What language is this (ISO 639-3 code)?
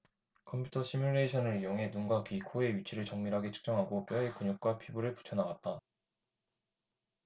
kor